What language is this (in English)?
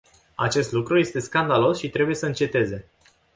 Romanian